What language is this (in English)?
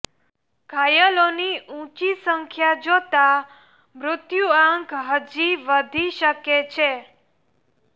Gujarati